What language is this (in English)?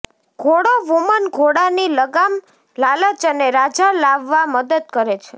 Gujarati